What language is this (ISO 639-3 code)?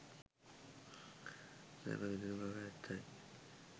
sin